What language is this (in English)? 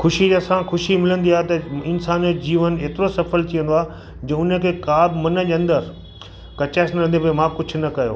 Sindhi